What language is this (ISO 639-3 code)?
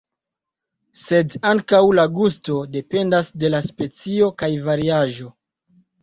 epo